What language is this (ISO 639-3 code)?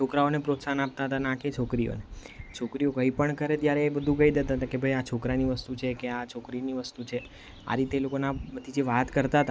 guj